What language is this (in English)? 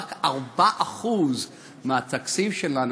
Hebrew